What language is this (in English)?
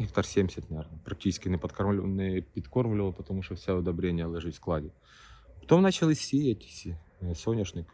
Ukrainian